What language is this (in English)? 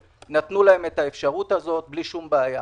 Hebrew